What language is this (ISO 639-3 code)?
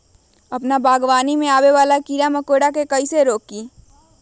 mag